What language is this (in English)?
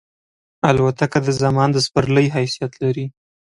Pashto